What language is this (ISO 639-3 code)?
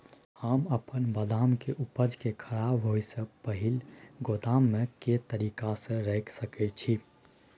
mai